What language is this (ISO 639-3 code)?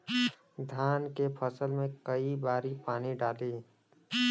bho